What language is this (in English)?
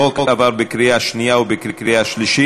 Hebrew